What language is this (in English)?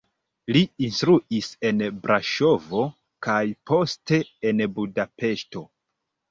Esperanto